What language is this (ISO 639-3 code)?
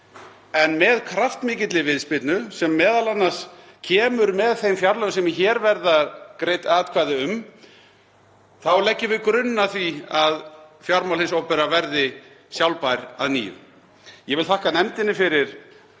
isl